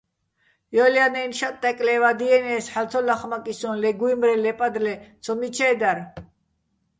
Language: Bats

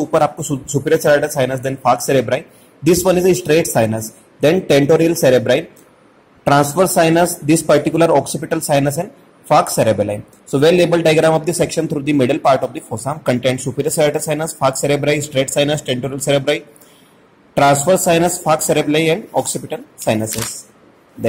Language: Hindi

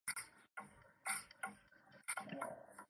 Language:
Chinese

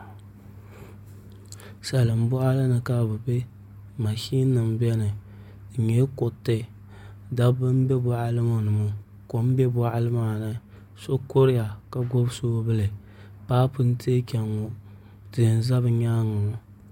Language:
Dagbani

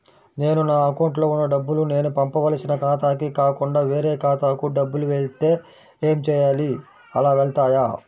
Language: Telugu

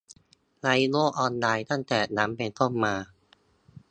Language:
Thai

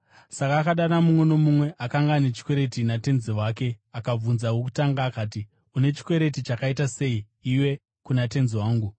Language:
Shona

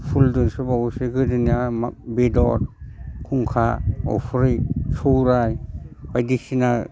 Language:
Bodo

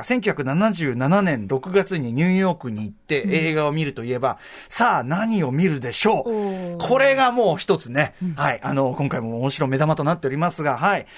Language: Japanese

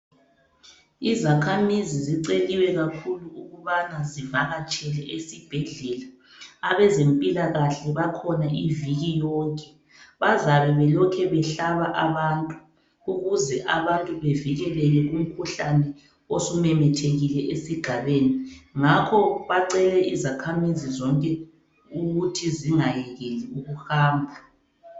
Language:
North Ndebele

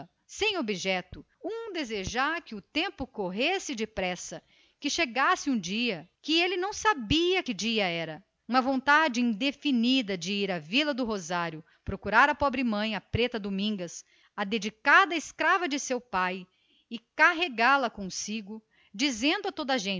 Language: Portuguese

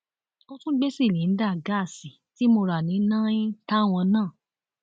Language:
Yoruba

